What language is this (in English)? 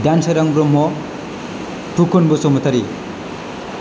Bodo